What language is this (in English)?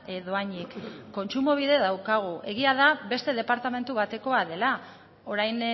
Basque